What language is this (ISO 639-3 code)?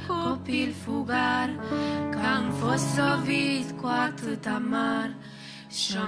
ron